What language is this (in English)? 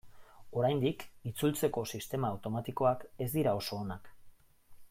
Basque